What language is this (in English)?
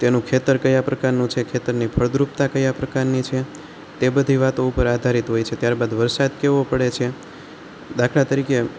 Gujarati